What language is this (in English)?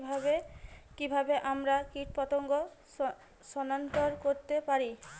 Bangla